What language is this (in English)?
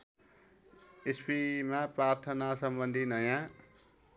Nepali